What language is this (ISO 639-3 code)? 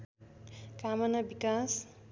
nep